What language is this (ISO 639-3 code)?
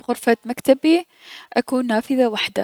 acm